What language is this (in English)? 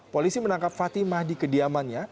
Indonesian